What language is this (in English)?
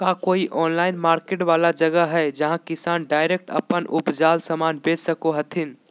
Magahi